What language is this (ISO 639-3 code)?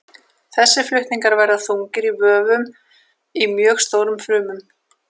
isl